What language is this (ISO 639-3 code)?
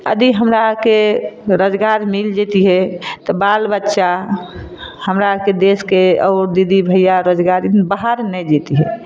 mai